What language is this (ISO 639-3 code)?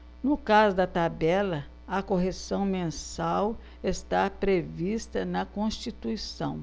por